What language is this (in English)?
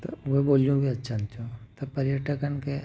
Sindhi